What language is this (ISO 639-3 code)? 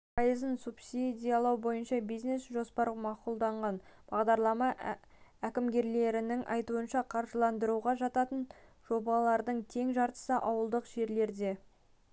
kaz